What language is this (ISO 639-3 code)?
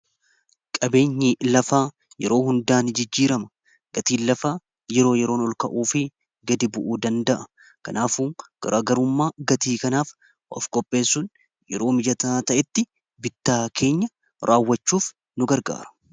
orm